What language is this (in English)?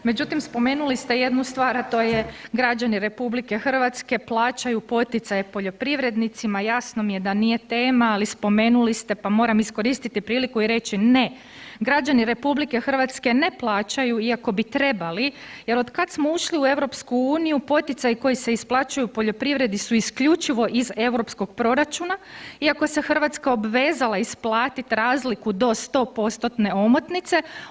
Croatian